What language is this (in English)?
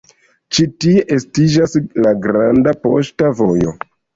Esperanto